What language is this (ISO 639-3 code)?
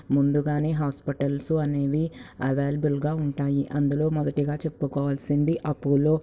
tel